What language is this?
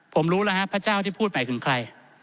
Thai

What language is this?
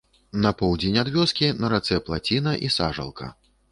Belarusian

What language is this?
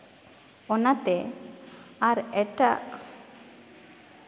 Santali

